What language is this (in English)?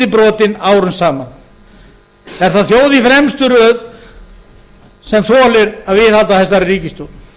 Icelandic